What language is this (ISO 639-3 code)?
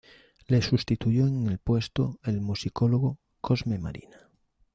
spa